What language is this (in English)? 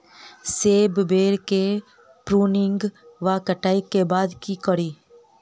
Maithili